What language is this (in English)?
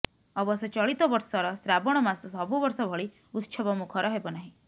Odia